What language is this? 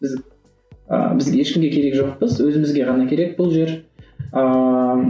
Kazakh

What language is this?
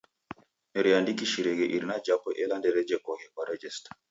Taita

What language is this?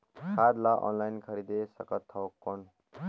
Chhattisgarhi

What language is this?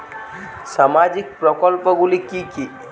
Bangla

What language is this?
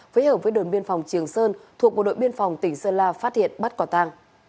Vietnamese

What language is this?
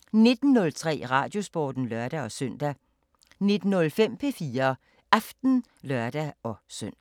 Danish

